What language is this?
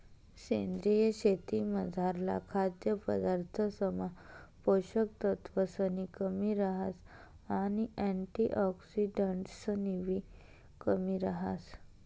Marathi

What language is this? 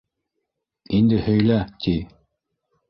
Bashkir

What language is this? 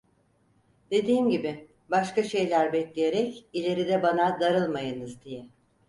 Turkish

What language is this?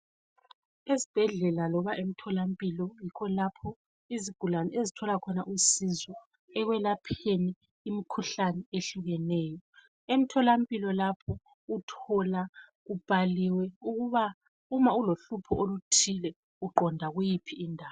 North Ndebele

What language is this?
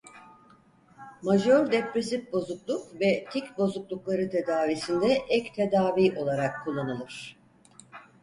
Turkish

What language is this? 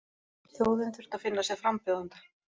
Icelandic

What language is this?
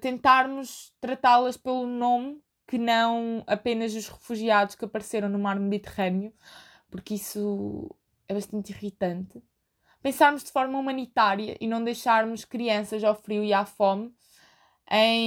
Portuguese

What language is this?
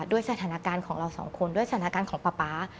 Thai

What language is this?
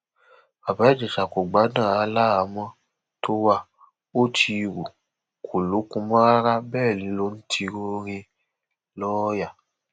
Yoruba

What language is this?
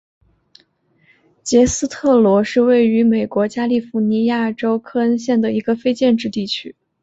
Chinese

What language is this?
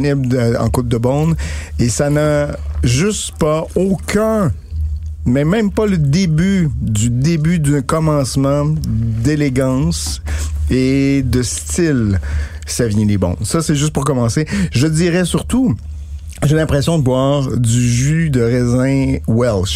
French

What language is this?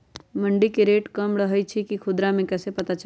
Magahi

